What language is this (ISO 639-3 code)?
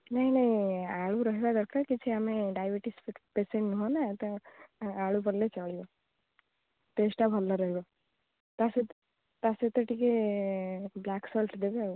ori